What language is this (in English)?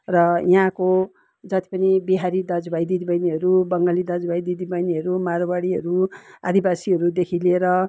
Nepali